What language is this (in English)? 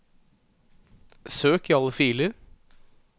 Norwegian